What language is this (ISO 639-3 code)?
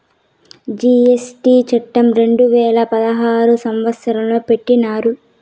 tel